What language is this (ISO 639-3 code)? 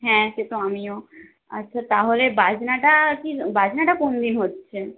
ben